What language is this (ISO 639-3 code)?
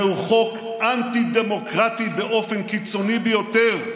heb